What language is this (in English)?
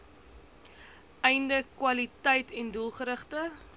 Afrikaans